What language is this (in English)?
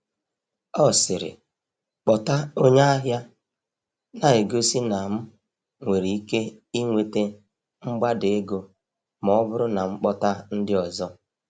Igbo